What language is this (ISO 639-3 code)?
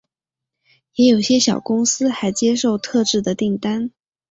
zho